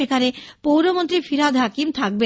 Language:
Bangla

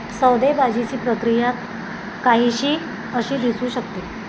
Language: Marathi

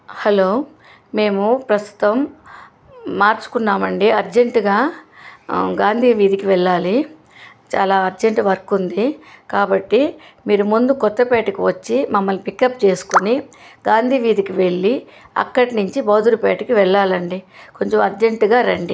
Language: Telugu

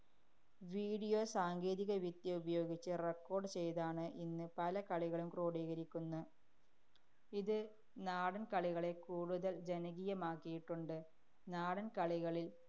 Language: Malayalam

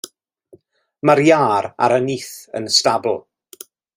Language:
Welsh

